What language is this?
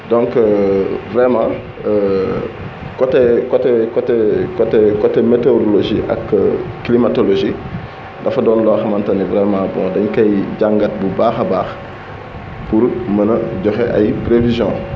Wolof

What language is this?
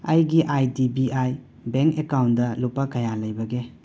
Manipuri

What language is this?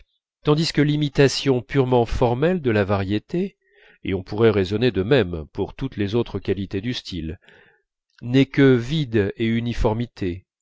French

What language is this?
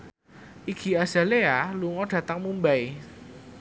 Javanese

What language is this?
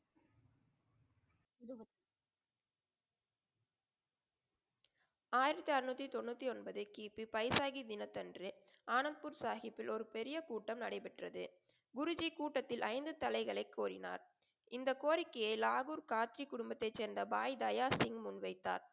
Tamil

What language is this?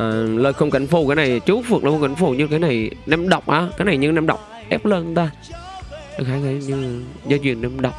Vietnamese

